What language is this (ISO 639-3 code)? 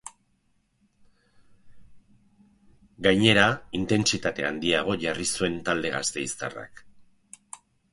eus